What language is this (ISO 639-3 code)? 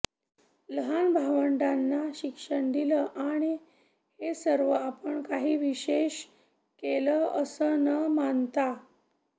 mar